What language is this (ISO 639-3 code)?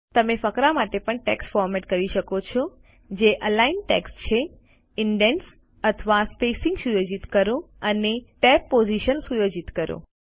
guj